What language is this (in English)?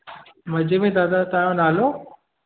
Sindhi